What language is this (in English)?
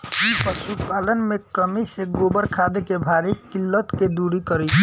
Bhojpuri